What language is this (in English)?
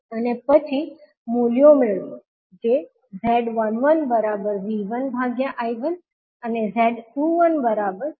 Gujarati